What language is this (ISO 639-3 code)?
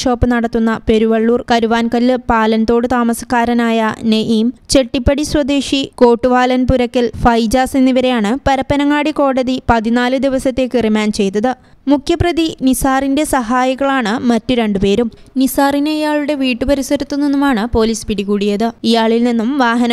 mal